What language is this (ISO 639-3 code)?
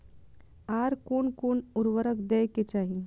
mai